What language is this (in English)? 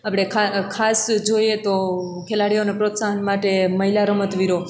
Gujarati